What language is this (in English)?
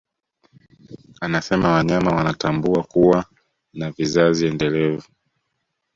Swahili